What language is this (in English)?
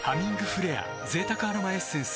Japanese